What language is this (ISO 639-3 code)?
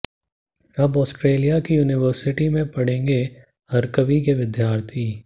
hin